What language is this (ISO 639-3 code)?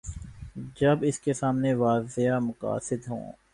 urd